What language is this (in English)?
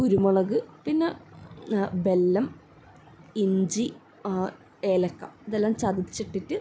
Malayalam